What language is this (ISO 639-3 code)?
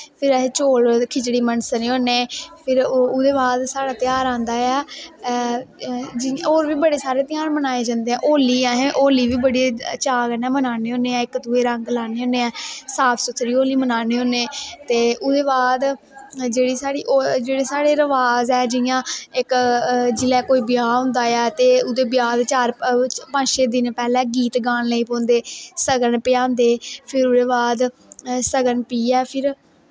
doi